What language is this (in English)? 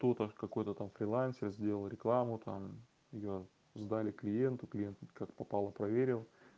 Russian